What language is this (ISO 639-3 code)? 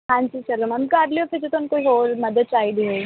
pan